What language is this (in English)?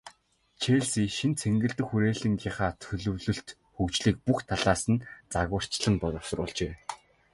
Mongolian